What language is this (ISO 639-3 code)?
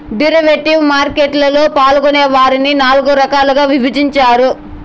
tel